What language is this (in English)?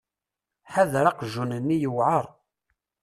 Kabyle